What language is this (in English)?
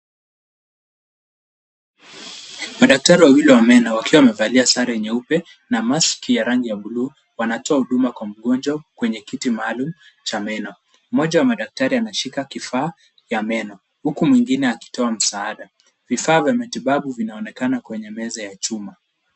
Swahili